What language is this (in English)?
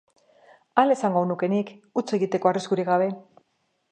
Basque